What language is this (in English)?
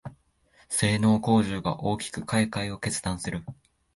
Japanese